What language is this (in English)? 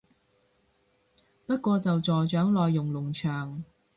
Cantonese